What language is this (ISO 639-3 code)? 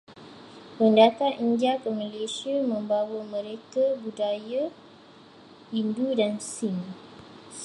msa